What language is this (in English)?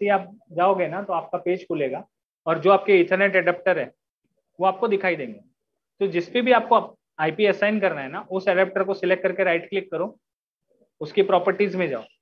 Hindi